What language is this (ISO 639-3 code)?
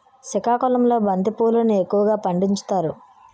tel